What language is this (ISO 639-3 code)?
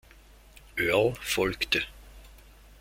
deu